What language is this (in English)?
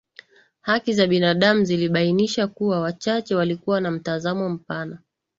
Swahili